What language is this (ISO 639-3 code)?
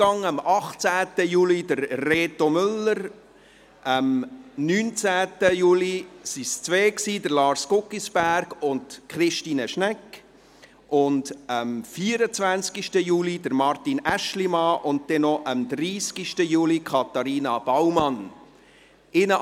gsw